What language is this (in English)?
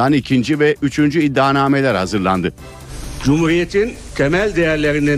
Turkish